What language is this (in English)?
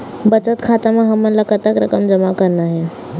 Chhattisgarhi